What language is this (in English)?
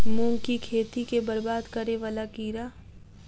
Maithili